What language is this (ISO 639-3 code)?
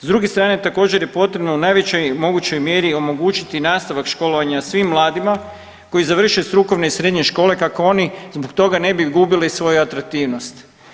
hrv